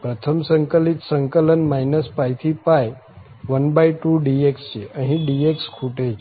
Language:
Gujarati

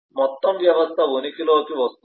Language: Telugu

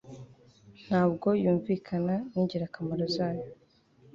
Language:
Kinyarwanda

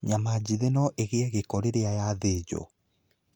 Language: Kikuyu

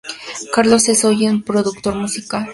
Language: Spanish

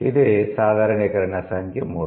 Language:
Telugu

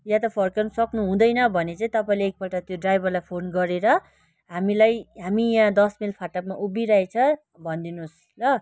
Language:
Nepali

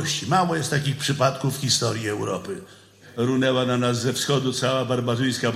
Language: Polish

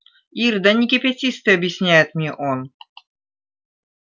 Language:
Russian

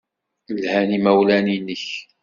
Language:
Kabyle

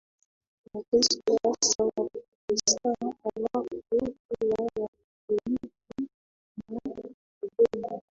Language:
Swahili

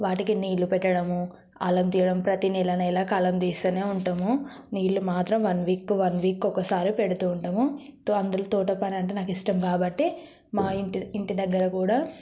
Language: Telugu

